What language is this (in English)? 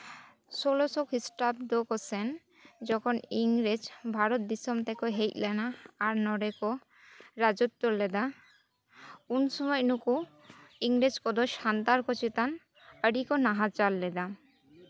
Santali